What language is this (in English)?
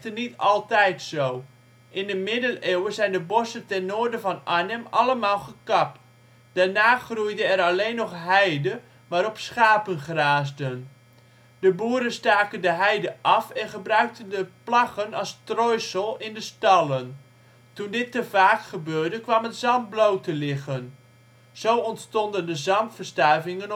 Dutch